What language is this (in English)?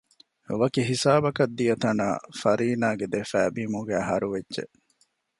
Divehi